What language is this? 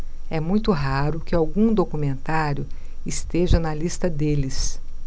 Portuguese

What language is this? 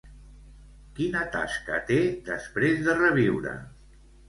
Catalan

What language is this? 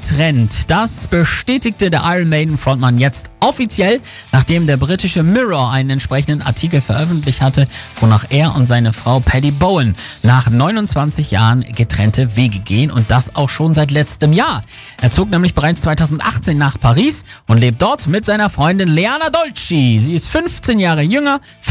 German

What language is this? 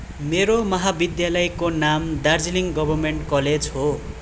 Nepali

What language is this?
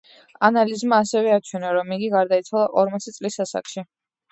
Georgian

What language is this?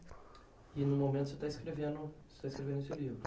Portuguese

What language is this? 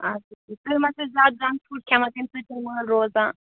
Kashmiri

